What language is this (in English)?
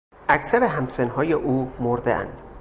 Persian